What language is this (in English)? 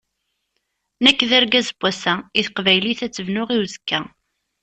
Kabyle